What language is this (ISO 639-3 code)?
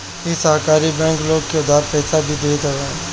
bho